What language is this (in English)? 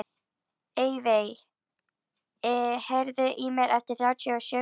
Icelandic